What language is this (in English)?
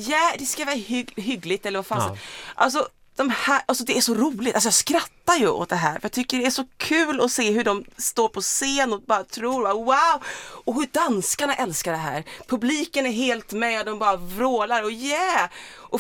Swedish